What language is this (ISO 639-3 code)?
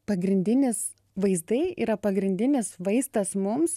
lit